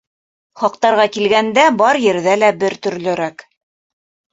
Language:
Bashkir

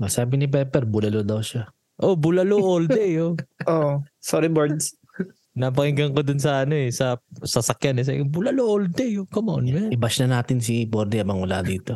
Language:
Filipino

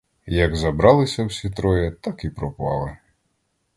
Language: Ukrainian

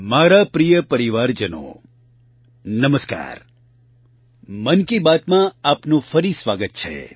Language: Gujarati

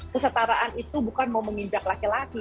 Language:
Indonesian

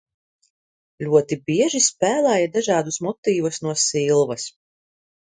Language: Latvian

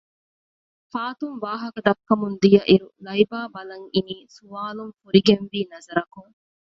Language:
Divehi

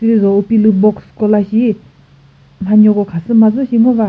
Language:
Chokri Naga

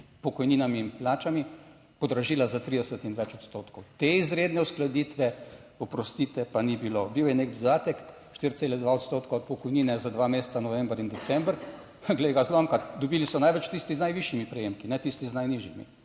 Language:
Slovenian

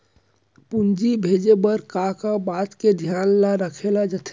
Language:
Chhattisgarhi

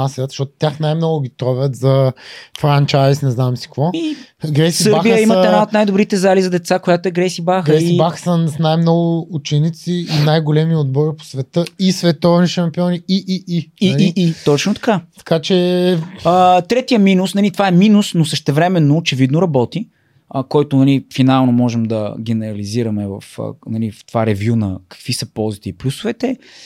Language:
Bulgarian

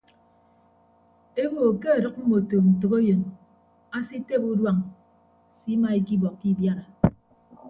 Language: Ibibio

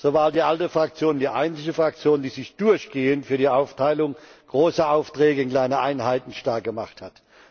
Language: German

